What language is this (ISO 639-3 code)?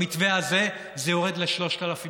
heb